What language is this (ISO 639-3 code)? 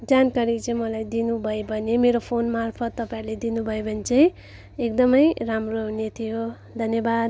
nep